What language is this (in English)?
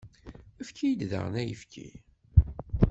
Kabyle